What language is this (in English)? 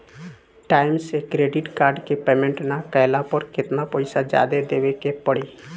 Bhojpuri